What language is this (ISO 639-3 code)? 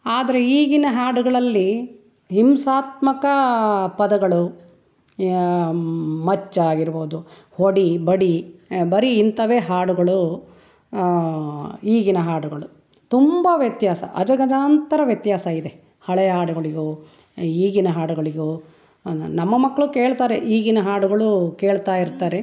kan